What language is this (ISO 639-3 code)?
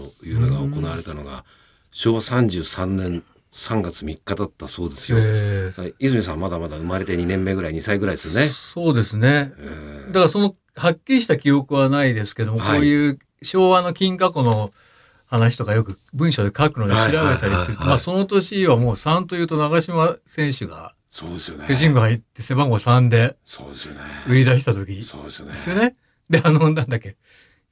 jpn